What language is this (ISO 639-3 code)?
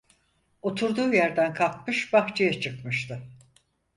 tur